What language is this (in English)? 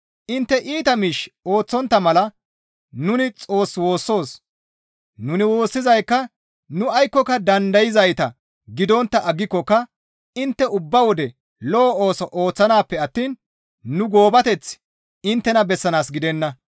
Gamo